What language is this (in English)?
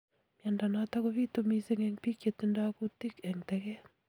Kalenjin